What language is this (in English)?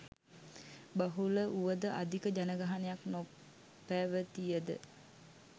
Sinhala